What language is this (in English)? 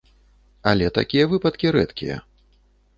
Belarusian